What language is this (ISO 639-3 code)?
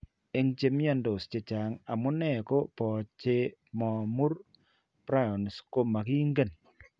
kln